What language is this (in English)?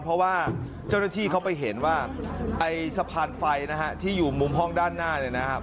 Thai